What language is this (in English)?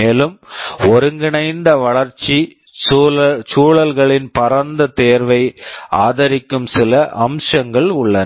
Tamil